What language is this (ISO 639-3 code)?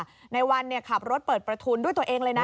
tha